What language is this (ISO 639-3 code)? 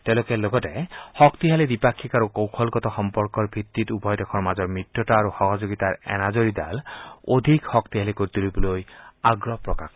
asm